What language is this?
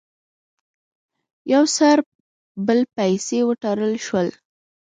Pashto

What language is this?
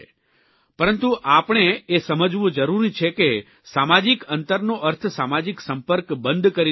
Gujarati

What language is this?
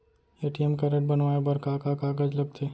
Chhattisgarhi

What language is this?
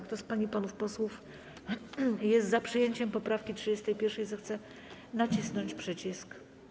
Polish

